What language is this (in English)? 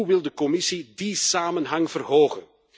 Dutch